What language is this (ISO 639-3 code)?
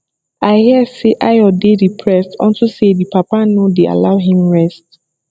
pcm